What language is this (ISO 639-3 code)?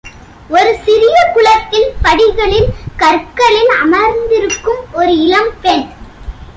tam